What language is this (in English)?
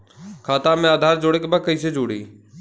Bhojpuri